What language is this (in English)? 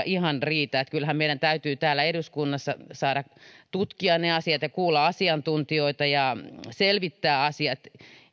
Finnish